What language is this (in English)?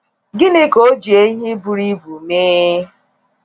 Igbo